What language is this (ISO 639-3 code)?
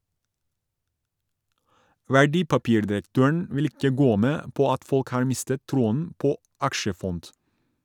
nor